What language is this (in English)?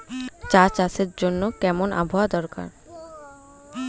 Bangla